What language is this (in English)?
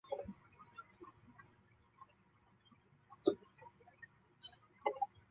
Chinese